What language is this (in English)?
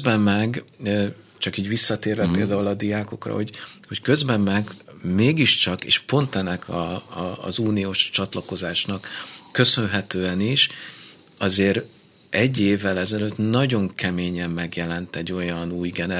Hungarian